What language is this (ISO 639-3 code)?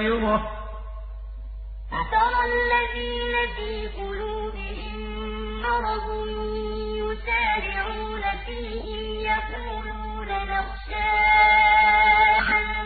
ara